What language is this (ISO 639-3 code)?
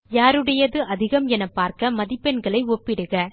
tam